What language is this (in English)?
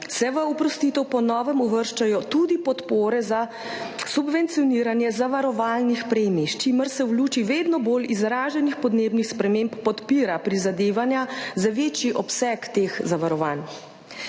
Slovenian